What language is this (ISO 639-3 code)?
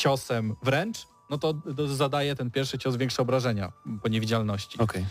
pol